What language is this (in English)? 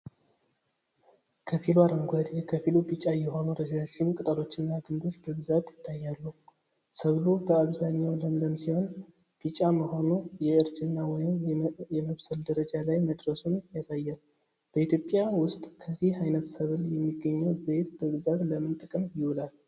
Amharic